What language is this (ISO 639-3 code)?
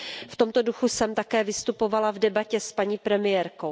ces